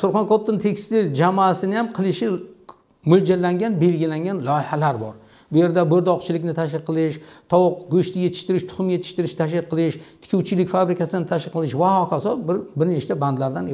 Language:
Turkish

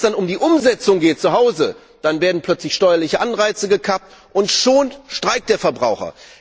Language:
German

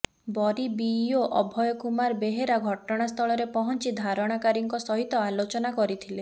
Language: Odia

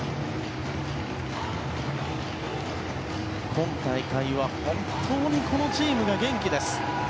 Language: Japanese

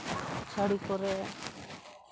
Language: Santali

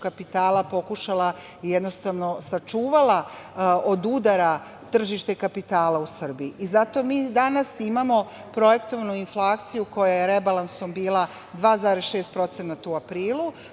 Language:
Serbian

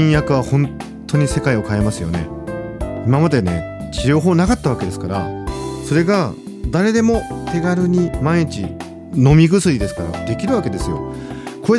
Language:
Japanese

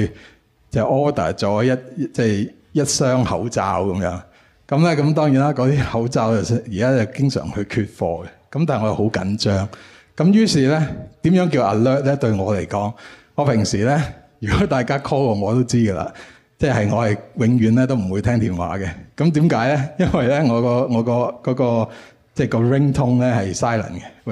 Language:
Chinese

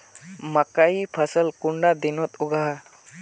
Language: Magahi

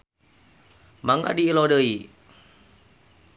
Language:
Sundanese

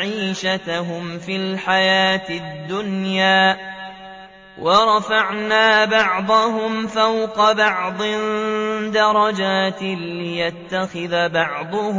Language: Arabic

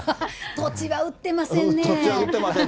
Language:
Japanese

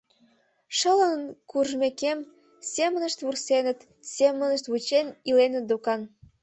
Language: Mari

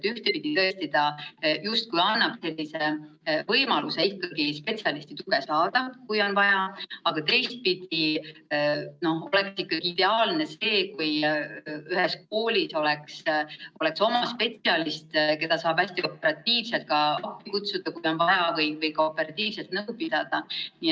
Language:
Estonian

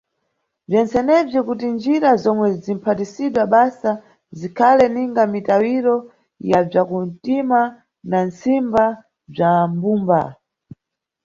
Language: Nyungwe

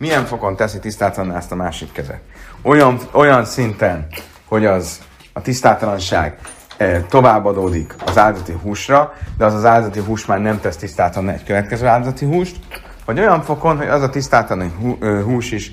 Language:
Hungarian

